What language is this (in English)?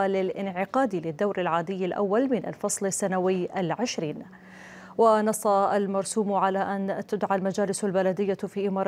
Arabic